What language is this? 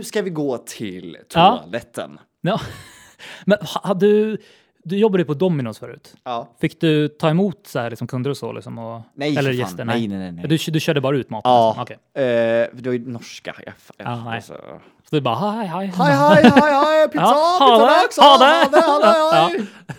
Swedish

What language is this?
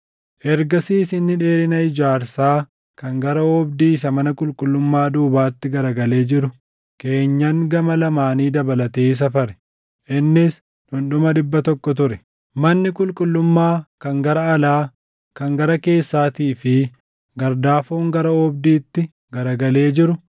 Oromo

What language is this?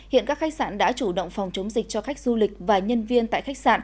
Vietnamese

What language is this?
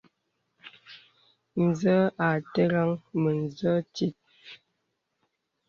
Bebele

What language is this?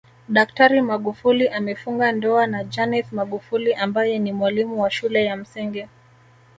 Swahili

